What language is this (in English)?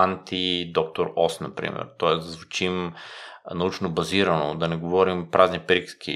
Bulgarian